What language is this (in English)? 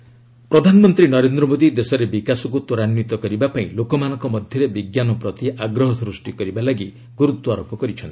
Odia